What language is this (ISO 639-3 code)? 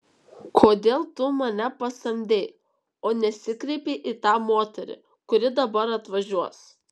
lit